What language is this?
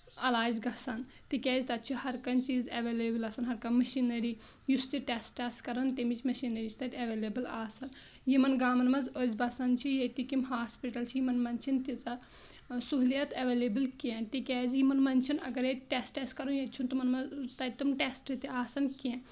Kashmiri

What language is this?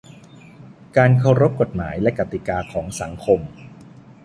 Thai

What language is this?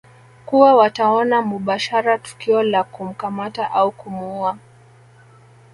Swahili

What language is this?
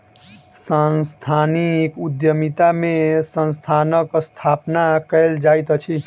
Maithili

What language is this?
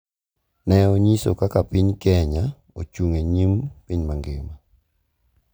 Luo (Kenya and Tanzania)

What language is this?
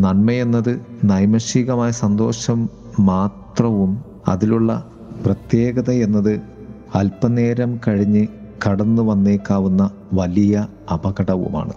Malayalam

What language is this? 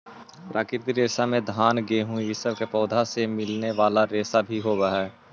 Magahi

